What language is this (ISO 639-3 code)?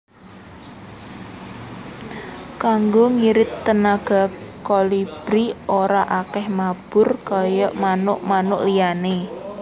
jav